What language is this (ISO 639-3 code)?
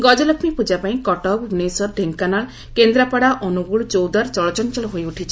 ori